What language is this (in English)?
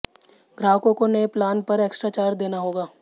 Hindi